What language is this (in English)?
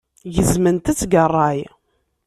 Kabyle